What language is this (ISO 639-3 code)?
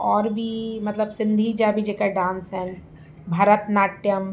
snd